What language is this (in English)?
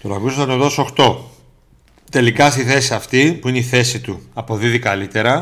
Greek